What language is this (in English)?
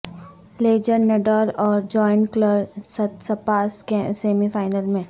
Urdu